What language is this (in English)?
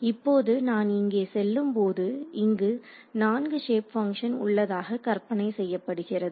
Tamil